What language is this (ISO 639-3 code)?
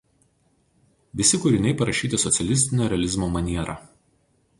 lit